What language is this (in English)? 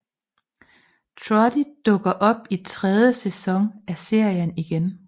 Danish